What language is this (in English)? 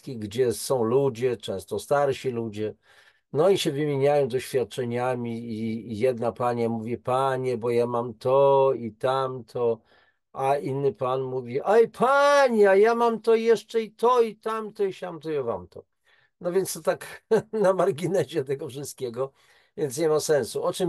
Polish